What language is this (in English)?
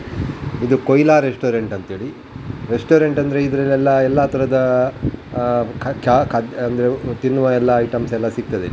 Kannada